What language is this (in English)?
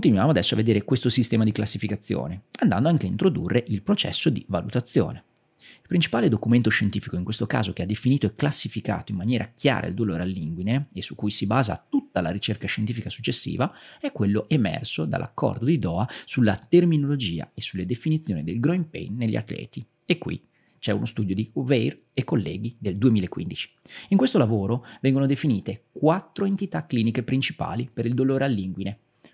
Italian